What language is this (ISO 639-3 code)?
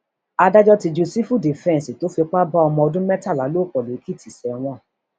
yor